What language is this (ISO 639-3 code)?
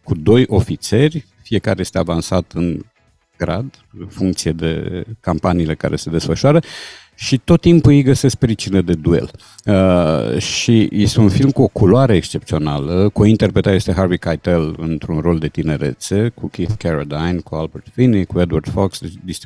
ron